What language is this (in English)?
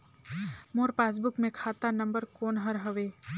Chhattisgarhi